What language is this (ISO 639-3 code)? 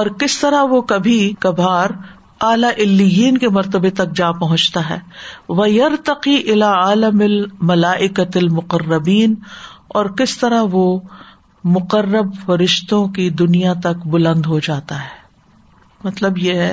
urd